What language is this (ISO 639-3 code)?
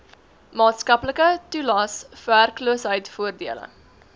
afr